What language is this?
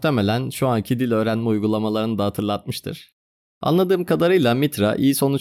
Turkish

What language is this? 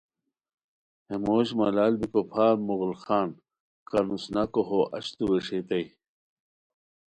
Khowar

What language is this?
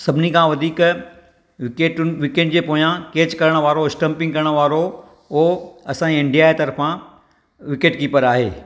Sindhi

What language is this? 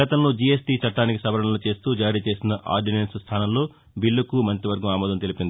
Telugu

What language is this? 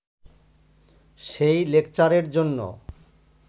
Bangla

